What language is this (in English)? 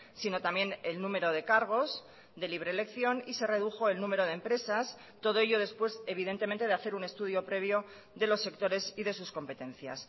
Spanish